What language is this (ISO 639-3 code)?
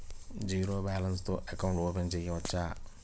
tel